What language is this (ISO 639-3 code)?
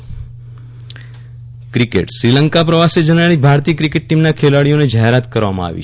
guj